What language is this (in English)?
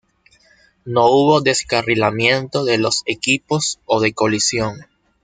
Spanish